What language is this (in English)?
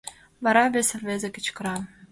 Mari